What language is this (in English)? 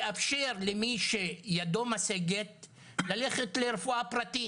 Hebrew